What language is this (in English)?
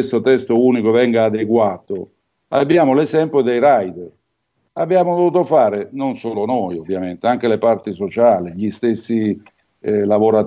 Italian